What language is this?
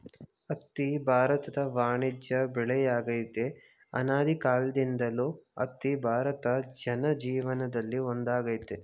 Kannada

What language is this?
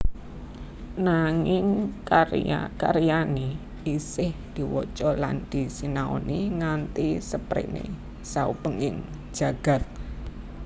Javanese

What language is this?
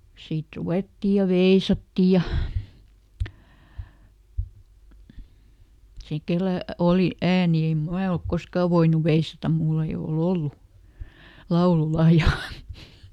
Finnish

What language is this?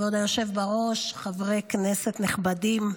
Hebrew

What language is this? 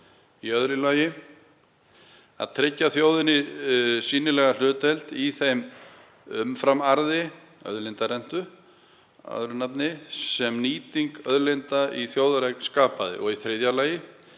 Icelandic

